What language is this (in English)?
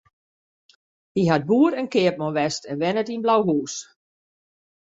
Western Frisian